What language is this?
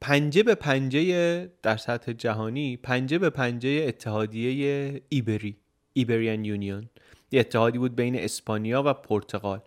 Persian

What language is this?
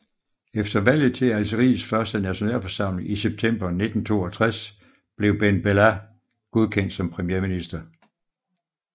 Danish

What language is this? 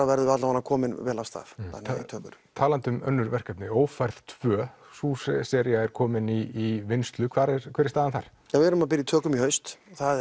Icelandic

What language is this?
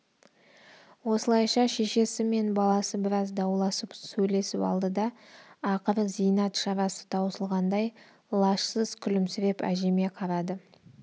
Kazakh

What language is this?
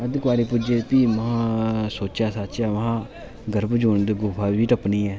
Dogri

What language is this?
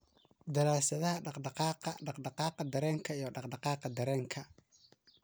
Somali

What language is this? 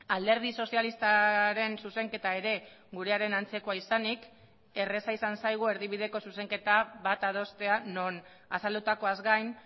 Basque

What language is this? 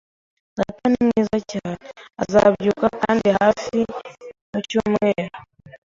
Kinyarwanda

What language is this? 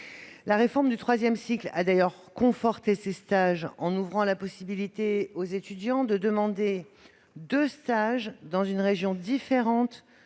French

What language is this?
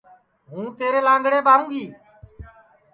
Sansi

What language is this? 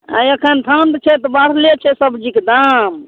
Maithili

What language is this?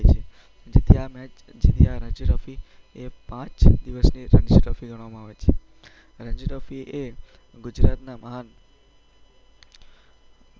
Gujarati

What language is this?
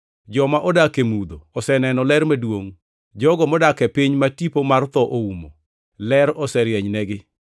Luo (Kenya and Tanzania)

